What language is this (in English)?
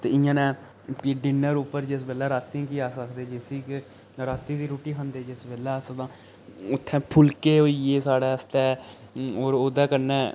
Dogri